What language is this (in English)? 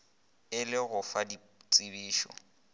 Northern Sotho